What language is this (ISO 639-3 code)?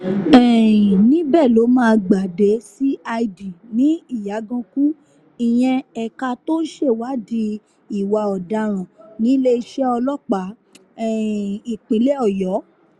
yor